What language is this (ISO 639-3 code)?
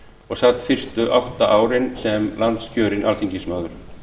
isl